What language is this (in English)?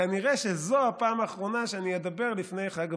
Hebrew